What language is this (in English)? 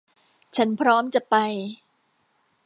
Thai